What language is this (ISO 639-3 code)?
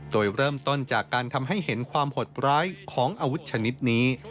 tha